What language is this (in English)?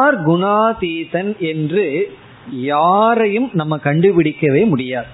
Tamil